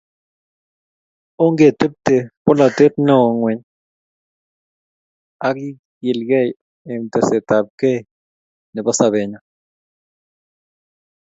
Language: Kalenjin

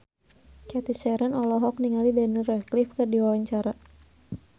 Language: Sundanese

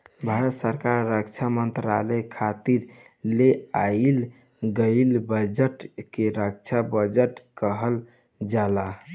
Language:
Bhojpuri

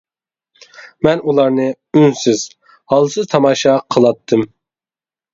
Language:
Uyghur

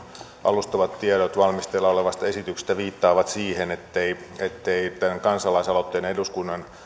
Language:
Finnish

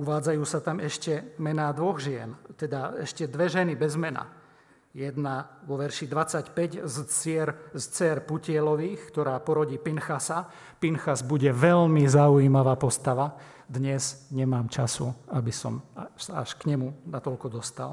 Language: Slovak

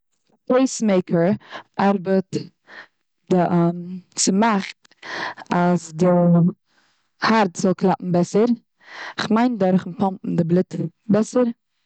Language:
Yiddish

